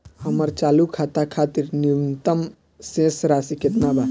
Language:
Bhojpuri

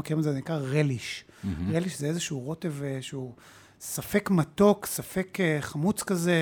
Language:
Hebrew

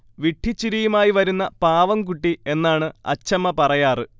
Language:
Malayalam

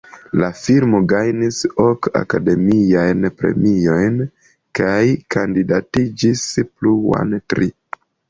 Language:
Esperanto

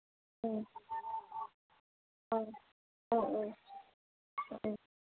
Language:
Manipuri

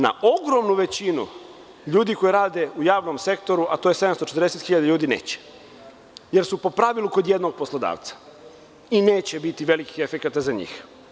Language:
Serbian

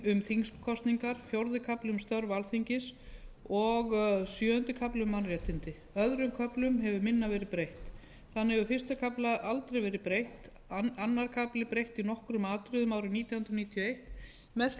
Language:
Icelandic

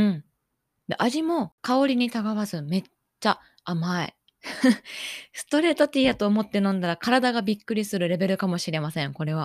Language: Japanese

